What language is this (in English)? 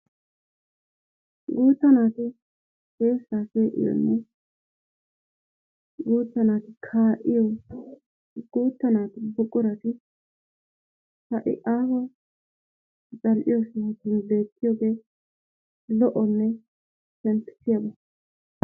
Wolaytta